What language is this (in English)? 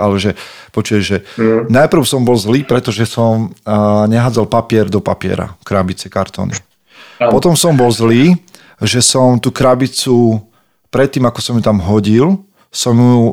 Slovak